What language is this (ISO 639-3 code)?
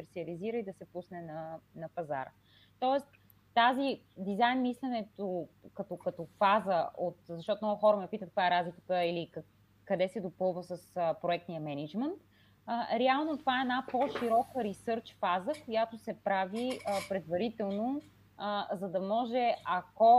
bul